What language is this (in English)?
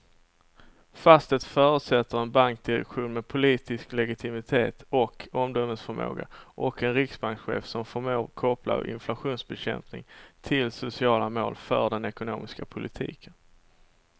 Swedish